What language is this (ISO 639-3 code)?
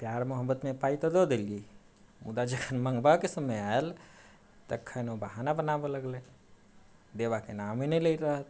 mai